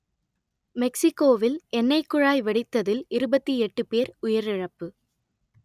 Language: Tamil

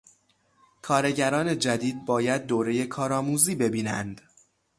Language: Persian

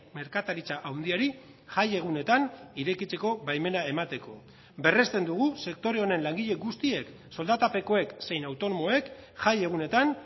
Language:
Basque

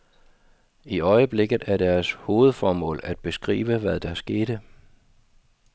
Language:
Danish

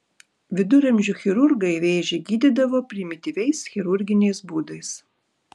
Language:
Lithuanian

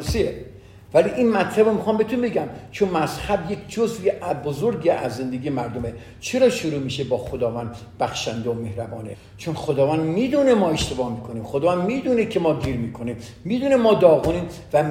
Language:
Persian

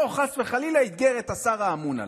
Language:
Hebrew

